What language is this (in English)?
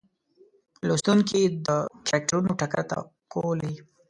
Pashto